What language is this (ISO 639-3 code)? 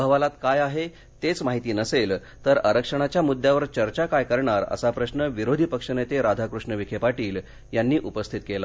mar